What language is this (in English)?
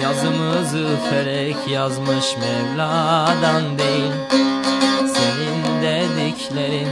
Turkish